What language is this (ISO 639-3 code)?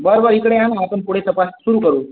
mar